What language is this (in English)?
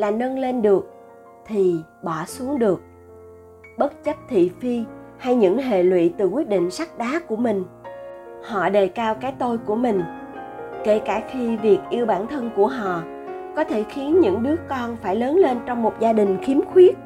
Vietnamese